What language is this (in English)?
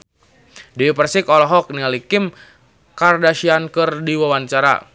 Sundanese